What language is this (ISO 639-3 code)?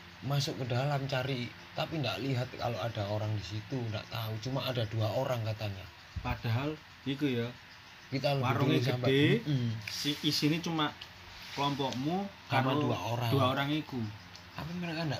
ind